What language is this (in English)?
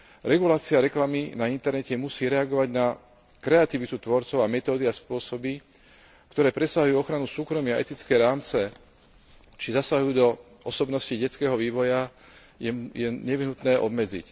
Slovak